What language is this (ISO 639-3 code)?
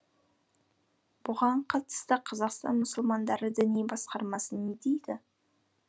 kaz